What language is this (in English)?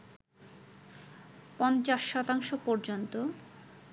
Bangla